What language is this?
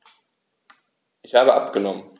German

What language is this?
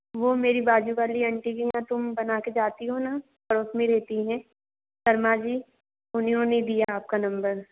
Hindi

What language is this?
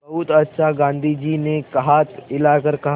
Hindi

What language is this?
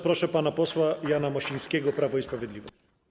Polish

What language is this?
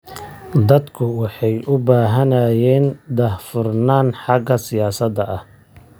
Somali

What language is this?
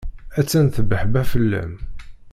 Kabyle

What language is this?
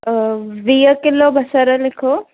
Sindhi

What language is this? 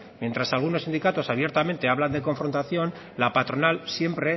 Spanish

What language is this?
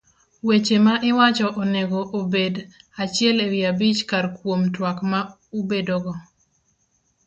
Luo (Kenya and Tanzania)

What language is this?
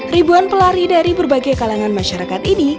Indonesian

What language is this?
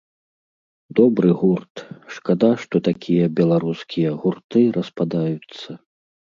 Belarusian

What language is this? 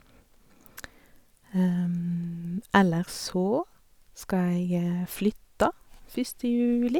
Norwegian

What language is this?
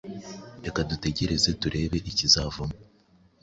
Kinyarwanda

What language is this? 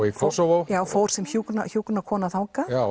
Icelandic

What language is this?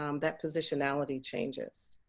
English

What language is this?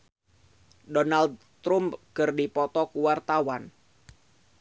Sundanese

